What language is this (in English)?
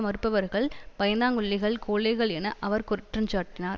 Tamil